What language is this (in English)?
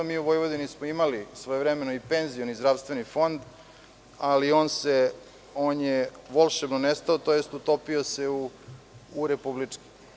Serbian